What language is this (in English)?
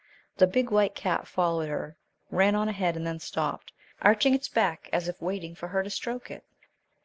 English